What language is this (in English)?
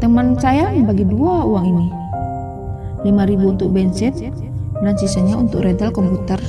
Indonesian